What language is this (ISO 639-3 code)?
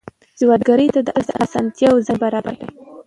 pus